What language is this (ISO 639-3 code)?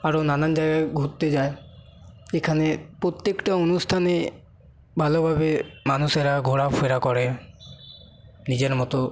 ben